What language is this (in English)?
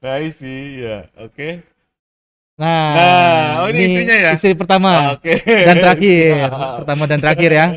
Indonesian